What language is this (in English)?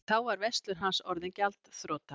Icelandic